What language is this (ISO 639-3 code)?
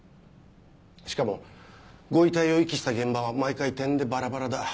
jpn